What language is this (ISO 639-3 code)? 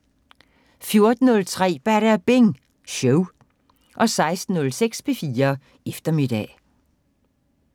dan